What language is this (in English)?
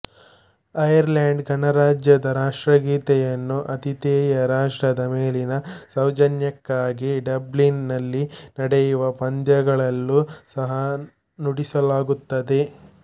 Kannada